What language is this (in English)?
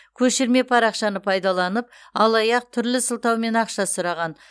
Kazakh